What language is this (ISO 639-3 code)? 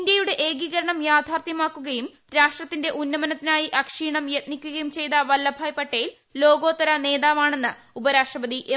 mal